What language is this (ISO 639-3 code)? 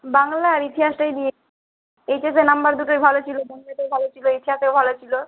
ben